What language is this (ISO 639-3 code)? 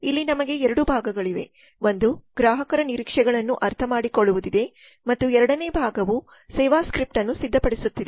kan